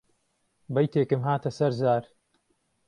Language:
Central Kurdish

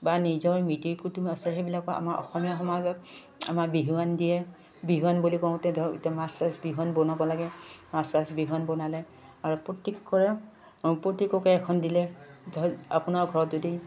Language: Assamese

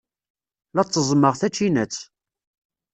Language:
Kabyle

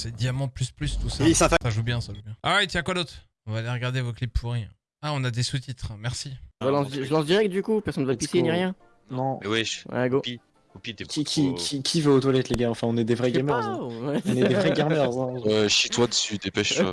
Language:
French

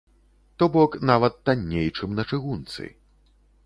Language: Belarusian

